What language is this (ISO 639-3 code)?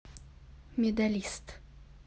rus